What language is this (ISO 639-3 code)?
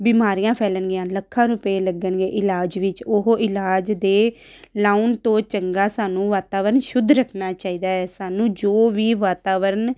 pan